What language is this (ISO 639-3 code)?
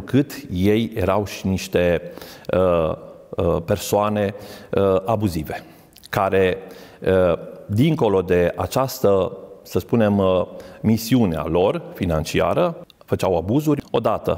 ron